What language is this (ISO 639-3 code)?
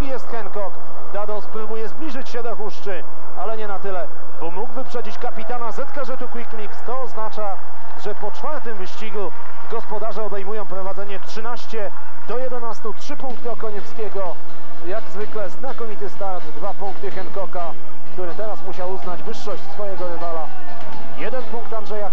pol